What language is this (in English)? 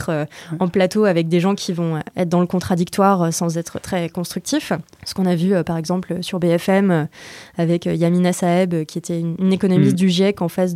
French